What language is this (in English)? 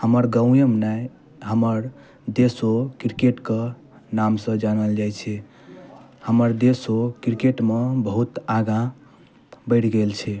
Maithili